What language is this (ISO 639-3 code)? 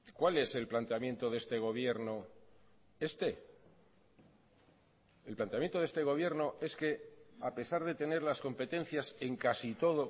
spa